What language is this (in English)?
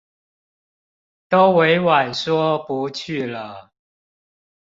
Chinese